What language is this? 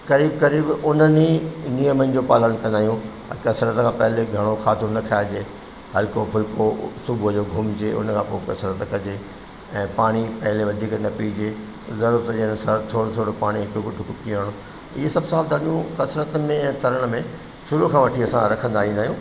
Sindhi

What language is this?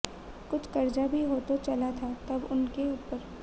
Hindi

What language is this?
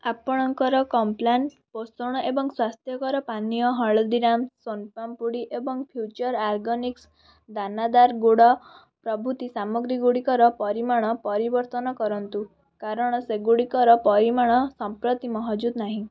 Odia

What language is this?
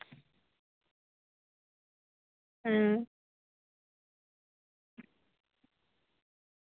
Santali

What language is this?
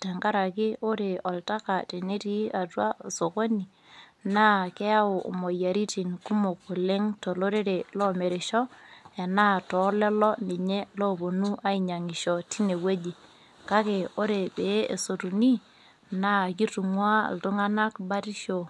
Masai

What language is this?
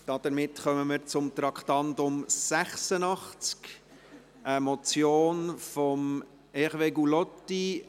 Swiss German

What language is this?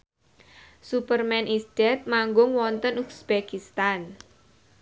Javanese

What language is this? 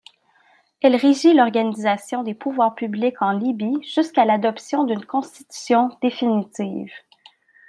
French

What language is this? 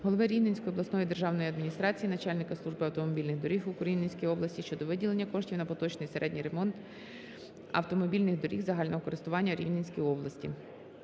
Ukrainian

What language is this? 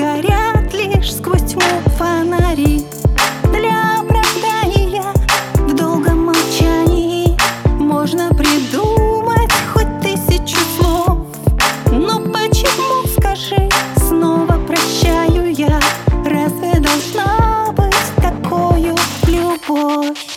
Russian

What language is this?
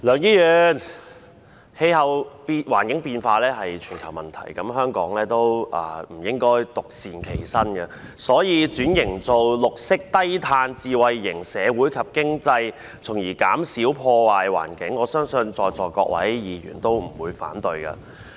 Cantonese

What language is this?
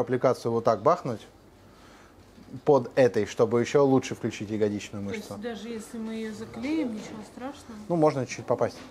Russian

